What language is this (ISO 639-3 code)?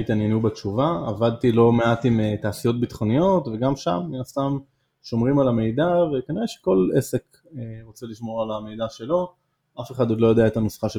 heb